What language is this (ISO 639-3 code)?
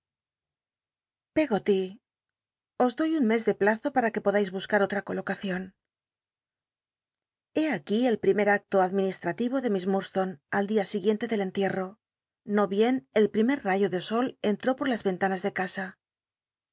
spa